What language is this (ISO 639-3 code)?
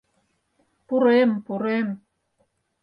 chm